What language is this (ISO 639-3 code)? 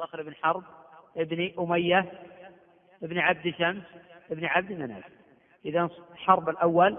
ara